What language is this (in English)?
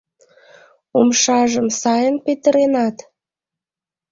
Mari